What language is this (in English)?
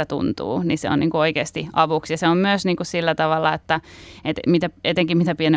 Finnish